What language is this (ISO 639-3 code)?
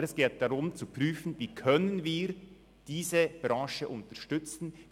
gsw